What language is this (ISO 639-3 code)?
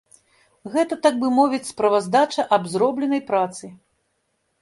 bel